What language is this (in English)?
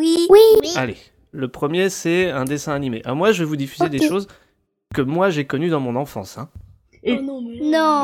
French